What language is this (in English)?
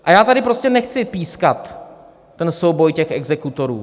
Czech